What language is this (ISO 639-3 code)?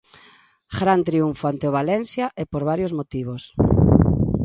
glg